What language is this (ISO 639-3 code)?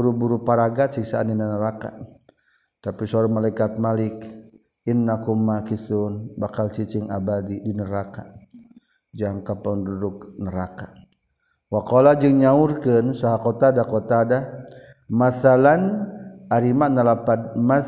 msa